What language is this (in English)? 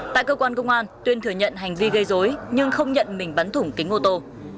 Vietnamese